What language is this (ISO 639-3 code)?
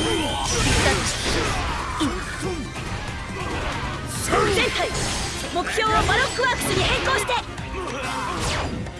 jpn